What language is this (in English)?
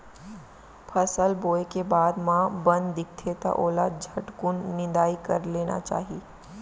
Chhattisgarhi